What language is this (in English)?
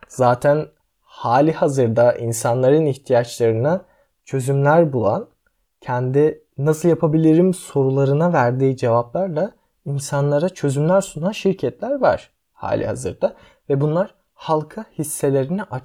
Turkish